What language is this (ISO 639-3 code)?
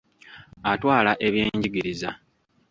lug